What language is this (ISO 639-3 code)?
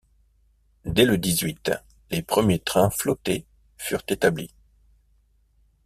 fra